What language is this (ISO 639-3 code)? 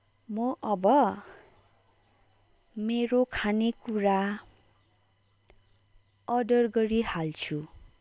nep